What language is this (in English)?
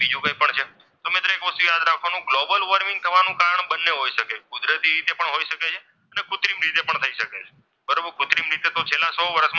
Gujarati